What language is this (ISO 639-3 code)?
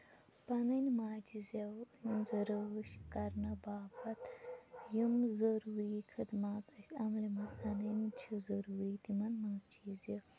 kas